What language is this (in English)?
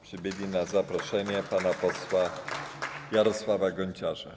Polish